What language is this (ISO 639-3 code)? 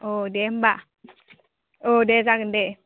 brx